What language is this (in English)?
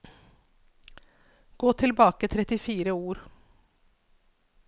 Norwegian